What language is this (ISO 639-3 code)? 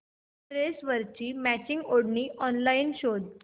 mar